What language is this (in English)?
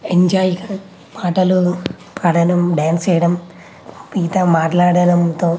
Telugu